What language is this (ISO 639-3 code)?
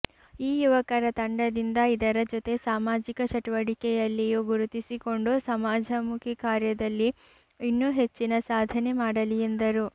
kan